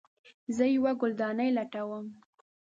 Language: Pashto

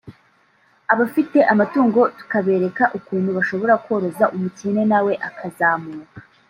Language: Kinyarwanda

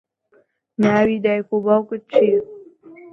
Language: Central Kurdish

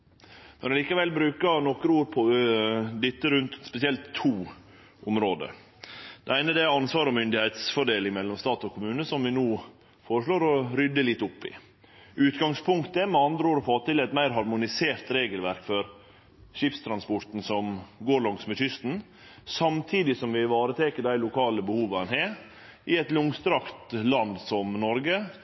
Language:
Norwegian Nynorsk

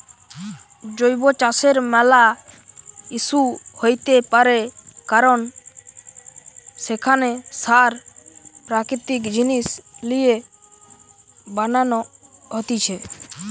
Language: Bangla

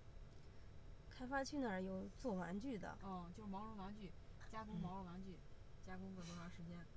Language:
Chinese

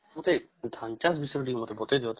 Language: Odia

